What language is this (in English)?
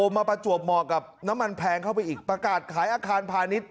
Thai